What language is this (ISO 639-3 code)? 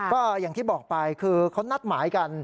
tha